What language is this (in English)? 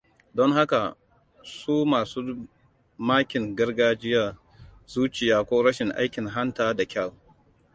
Hausa